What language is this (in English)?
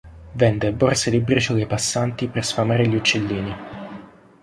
Italian